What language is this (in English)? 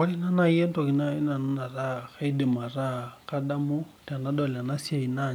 Masai